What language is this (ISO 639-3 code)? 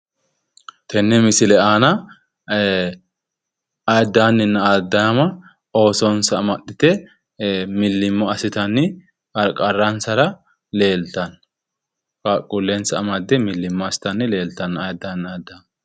sid